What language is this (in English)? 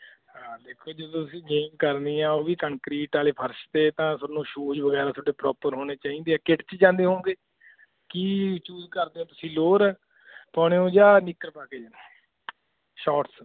Punjabi